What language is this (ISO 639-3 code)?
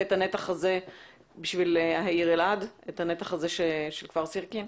heb